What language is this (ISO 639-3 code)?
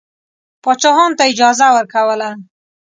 pus